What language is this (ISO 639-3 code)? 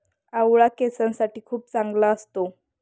mar